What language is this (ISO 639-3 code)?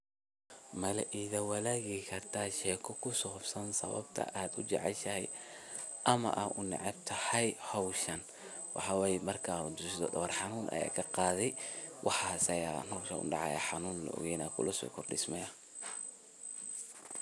som